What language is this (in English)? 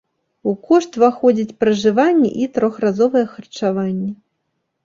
Belarusian